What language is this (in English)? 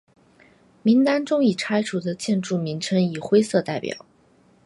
Chinese